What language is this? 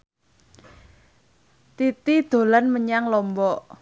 Javanese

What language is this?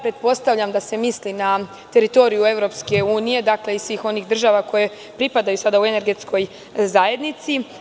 Serbian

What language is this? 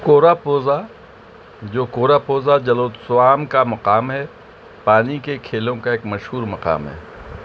Urdu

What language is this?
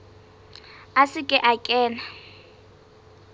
Southern Sotho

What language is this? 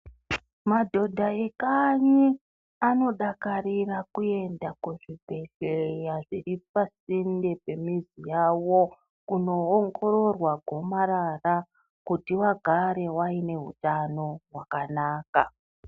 Ndau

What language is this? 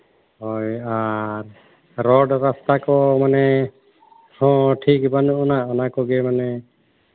Santali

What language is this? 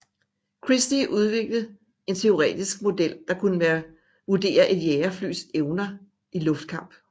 Danish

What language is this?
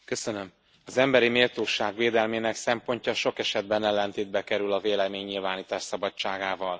Hungarian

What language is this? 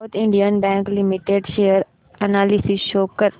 Marathi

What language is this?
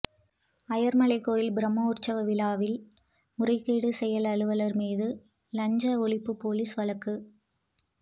Tamil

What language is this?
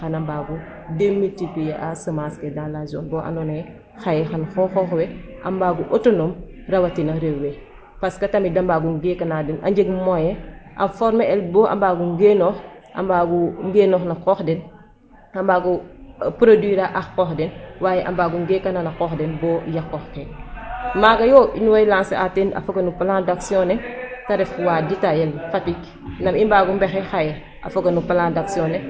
Serer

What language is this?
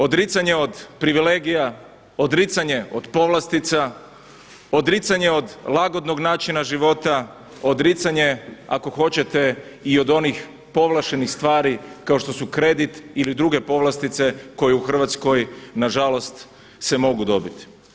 Croatian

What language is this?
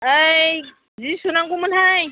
Bodo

